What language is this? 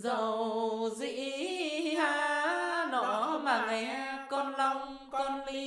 Vietnamese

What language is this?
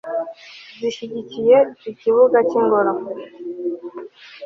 Kinyarwanda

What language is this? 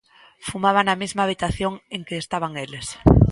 Galician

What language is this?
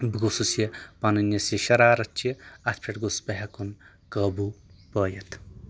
Kashmiri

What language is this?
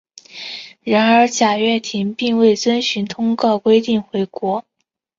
Chinese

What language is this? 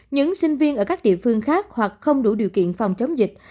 Vietnamese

